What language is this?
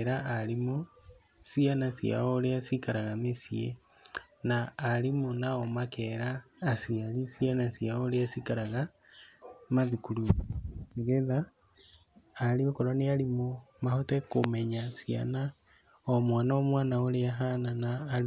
Kikuyu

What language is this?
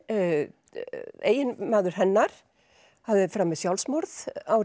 Icelandic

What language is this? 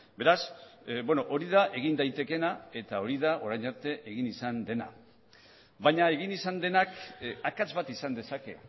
Basque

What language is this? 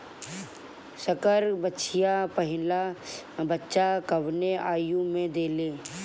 Bhojpuri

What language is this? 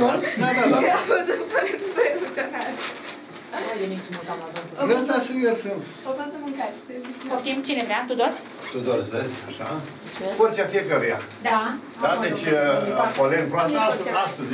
Romanian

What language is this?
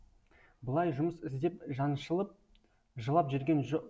Kazakh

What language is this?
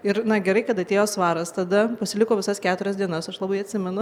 Lithuanian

